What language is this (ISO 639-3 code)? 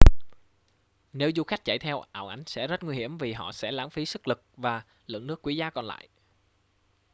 vie